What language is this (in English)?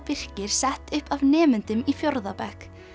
Icelandic